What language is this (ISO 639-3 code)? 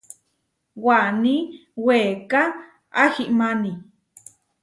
var